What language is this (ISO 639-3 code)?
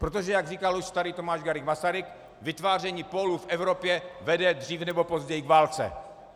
ces